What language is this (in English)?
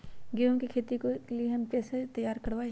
Magahi